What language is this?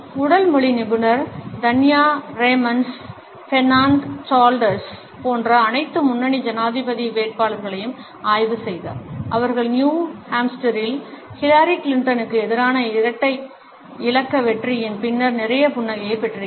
Tamil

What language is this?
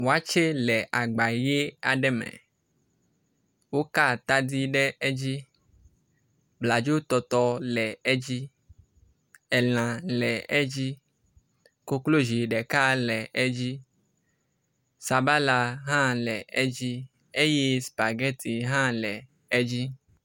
Ewe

